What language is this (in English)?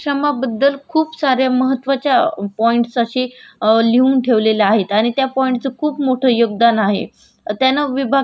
Marathi